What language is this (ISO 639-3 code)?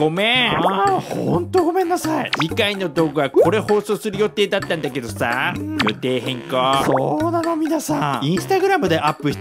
jpn